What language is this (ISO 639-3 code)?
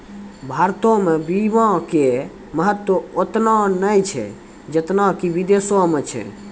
mai